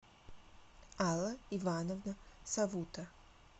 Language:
Russian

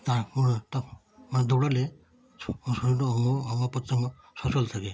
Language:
Bangla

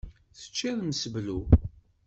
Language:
Kabyle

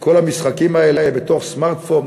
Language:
Hebrew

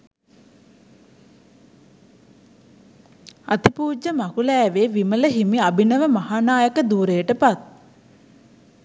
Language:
Sinhala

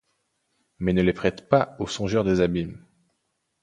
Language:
French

